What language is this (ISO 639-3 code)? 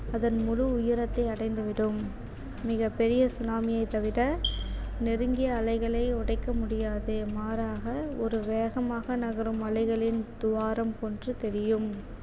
tam